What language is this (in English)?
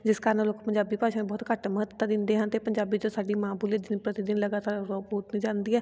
Punjabi